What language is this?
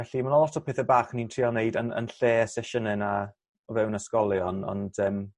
Welsh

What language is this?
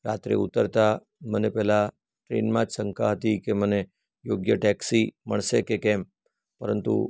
Gujarati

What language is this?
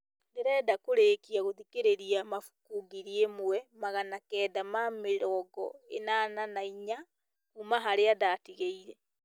Kikuyu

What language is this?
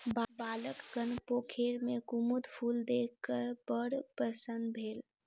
Maithili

